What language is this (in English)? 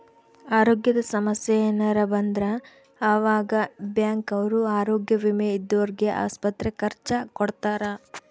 Kannada